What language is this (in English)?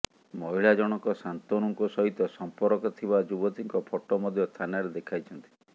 Odia